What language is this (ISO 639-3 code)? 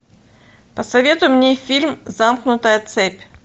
rus